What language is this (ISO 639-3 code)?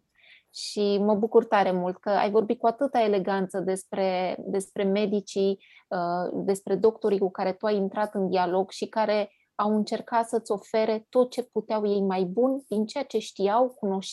ron